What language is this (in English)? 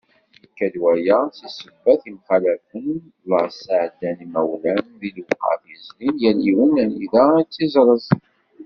Kabyle